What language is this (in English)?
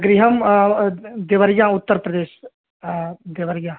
Sanskrit